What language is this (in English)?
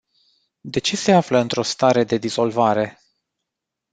Romanian